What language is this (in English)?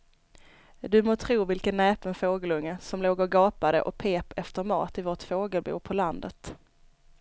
Swedish